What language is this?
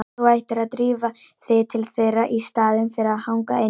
Icelandic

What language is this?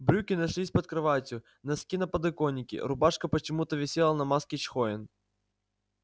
Russian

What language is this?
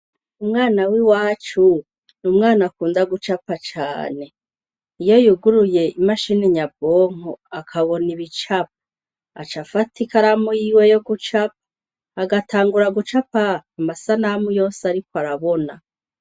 Rundi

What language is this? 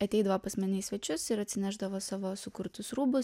Lithuanian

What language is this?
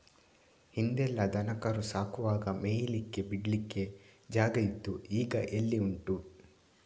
Kannada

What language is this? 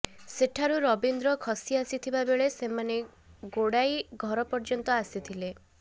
Odia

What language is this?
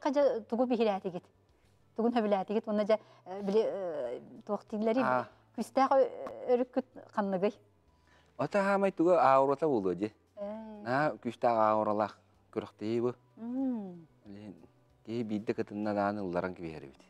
Turkish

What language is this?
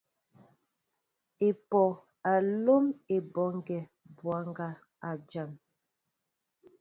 Mbo (Cameroon)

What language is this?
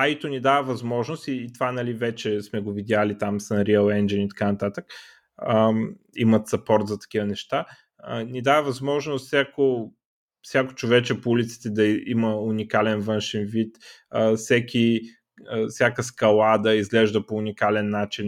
Bulgarian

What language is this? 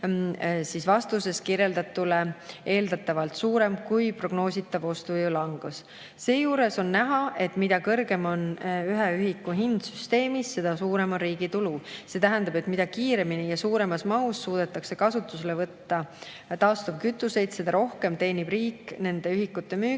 Estonian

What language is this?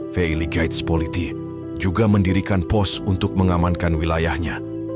Indonesian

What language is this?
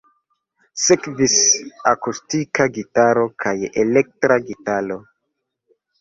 Esperanto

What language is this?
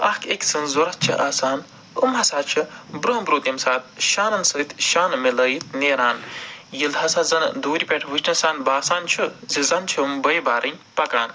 Kashmiri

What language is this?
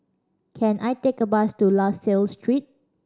English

